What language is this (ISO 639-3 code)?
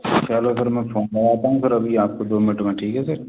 hin